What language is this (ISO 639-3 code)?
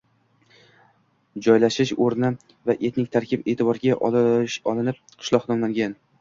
uzb